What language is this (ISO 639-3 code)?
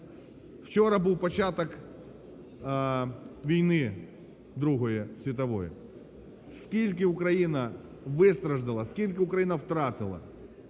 ukr